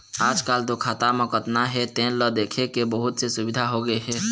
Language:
Chhattisgarhi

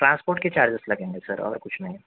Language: Urdu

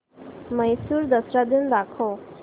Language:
Marathi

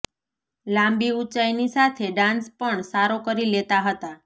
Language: Gujarati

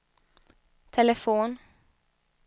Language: Swedish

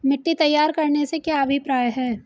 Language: Hindi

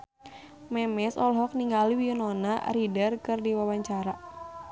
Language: Sundanese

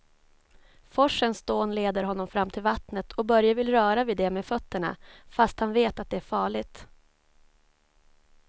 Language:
Swedish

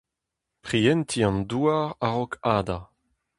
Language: Breton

